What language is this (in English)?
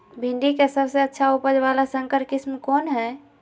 Magahi